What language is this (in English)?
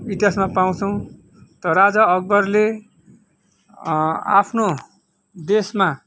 Nepali